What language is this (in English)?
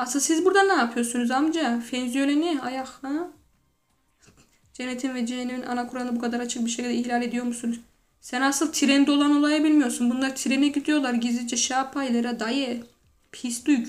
Turkish